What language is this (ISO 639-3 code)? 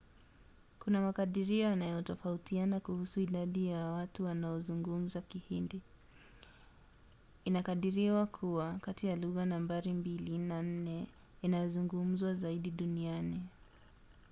swa